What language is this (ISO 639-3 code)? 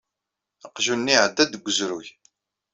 kab